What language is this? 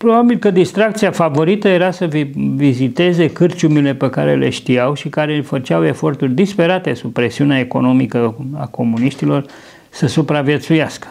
Romanian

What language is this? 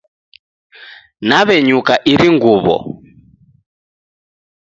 Taita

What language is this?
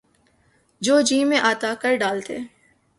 Urdu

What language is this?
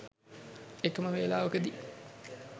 Sinhala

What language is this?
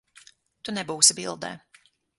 Latvian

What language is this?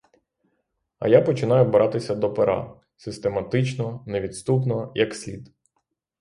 Ukrainian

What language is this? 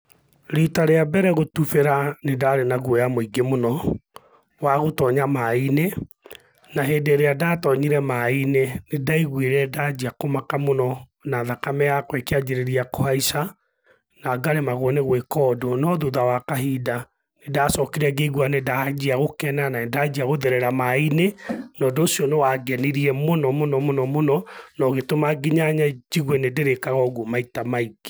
Kikuyu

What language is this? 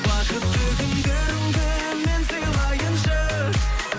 Kazakh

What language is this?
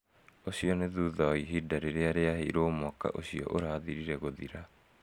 Kikuyu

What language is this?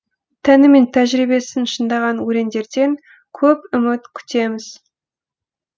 Kazakh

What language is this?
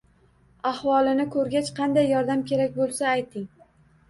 Uzbek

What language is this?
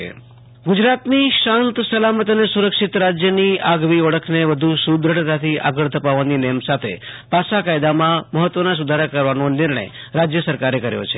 Gujarati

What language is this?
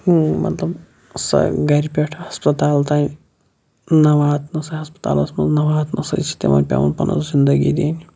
Kashmiri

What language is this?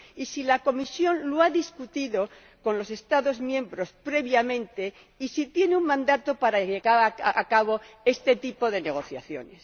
Spanish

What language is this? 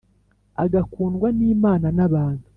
Kinyarwanda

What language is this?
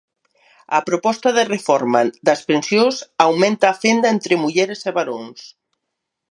Galician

